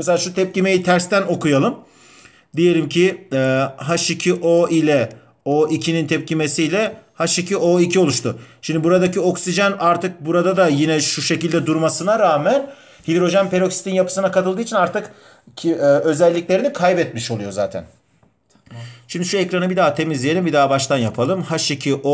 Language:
Turkish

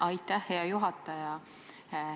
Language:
Estonian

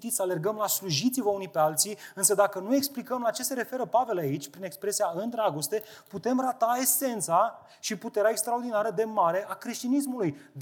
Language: Romanian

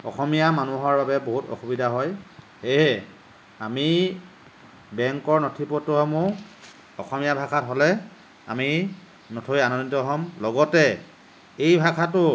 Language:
Assamese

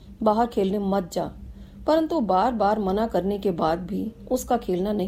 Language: Hindi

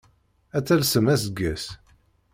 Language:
Kabyle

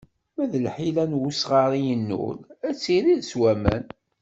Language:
Kabyle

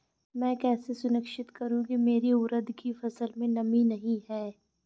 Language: Hindi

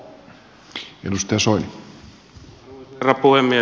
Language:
Finnish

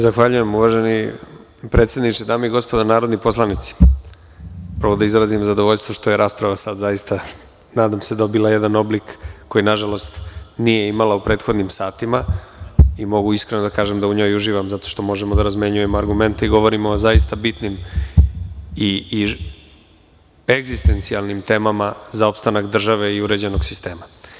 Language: Serbian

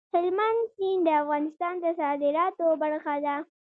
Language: Pashto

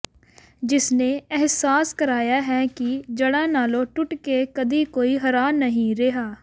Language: Punjabi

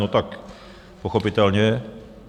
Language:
Czech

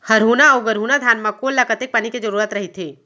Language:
Chhattisgarhi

